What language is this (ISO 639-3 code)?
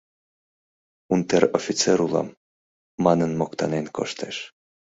chm